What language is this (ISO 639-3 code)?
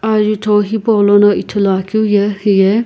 nsm